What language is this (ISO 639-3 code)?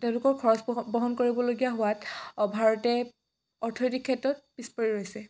asm